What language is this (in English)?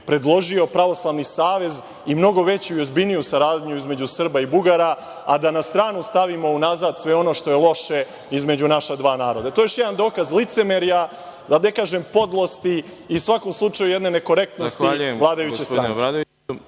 Serbian